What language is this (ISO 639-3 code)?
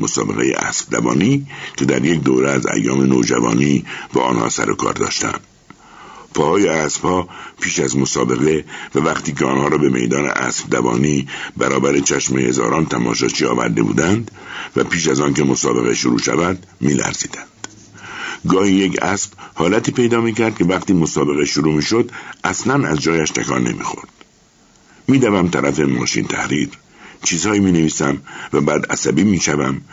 fas